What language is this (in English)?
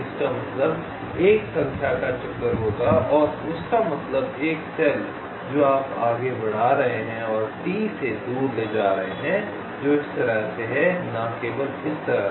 Hindi